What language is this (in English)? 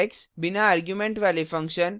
Hindi